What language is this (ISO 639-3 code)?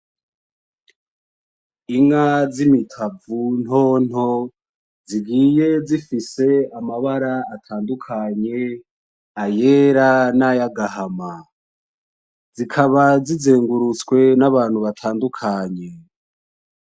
run